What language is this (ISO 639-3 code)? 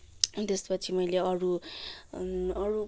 nep